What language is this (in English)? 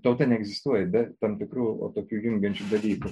Lithuanian